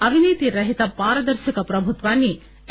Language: Telugu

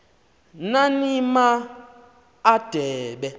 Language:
Xhosa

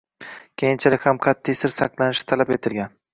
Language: Uzbek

